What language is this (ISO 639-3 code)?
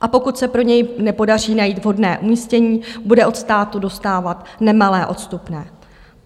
ces